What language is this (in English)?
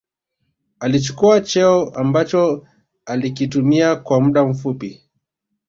Swahili